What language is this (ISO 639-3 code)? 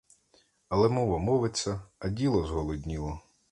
ukr